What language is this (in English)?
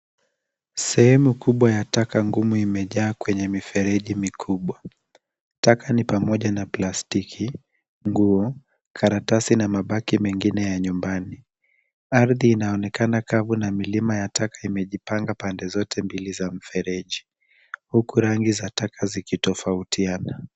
Swahili